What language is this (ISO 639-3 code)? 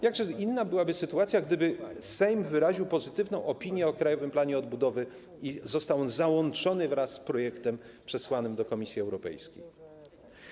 pol